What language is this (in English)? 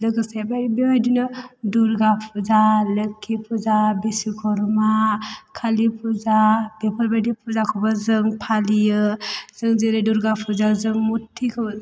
Bodo